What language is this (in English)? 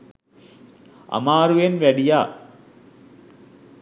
Sinhala